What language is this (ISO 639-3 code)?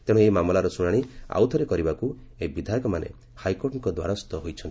ori